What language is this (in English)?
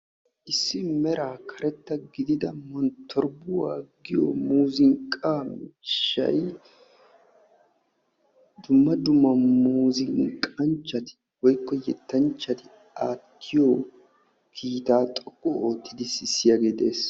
Wolaytta